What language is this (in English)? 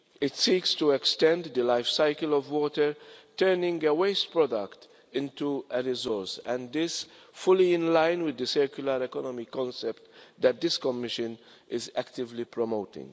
English